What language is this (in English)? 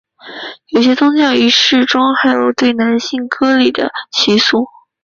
Chinese